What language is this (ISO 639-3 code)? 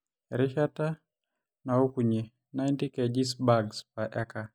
mas